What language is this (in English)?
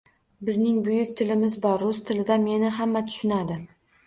Uzbek